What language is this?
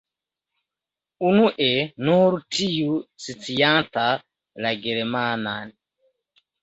Esperanto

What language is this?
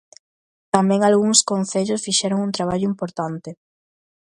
Galician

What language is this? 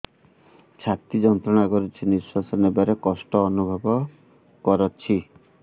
Odia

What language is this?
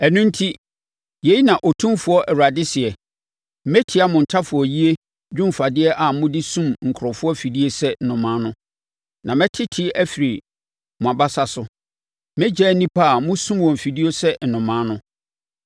Akan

